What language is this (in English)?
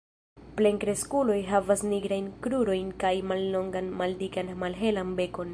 Esperanto